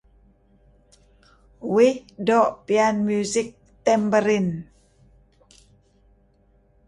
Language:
Kelabit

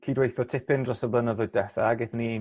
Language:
Welsh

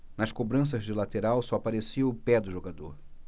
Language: Portuguese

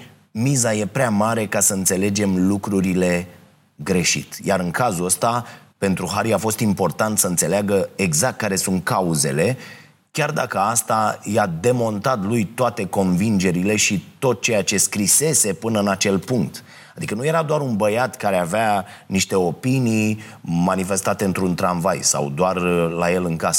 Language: Romanian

